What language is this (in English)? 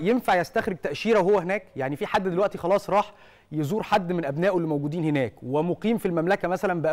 Arabic